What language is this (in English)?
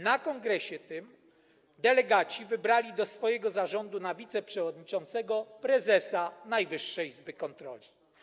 Polish